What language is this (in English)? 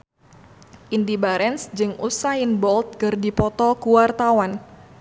Sundanese